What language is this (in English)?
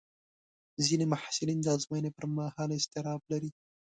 Pashto